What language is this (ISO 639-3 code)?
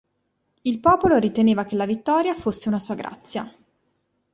ita